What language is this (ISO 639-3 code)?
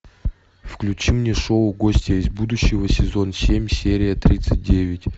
rus